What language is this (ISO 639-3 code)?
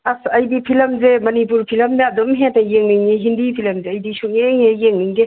mni